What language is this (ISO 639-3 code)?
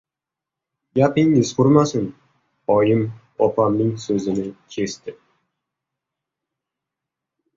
uzb